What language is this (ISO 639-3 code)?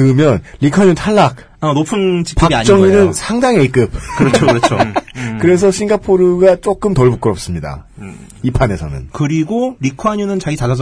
kor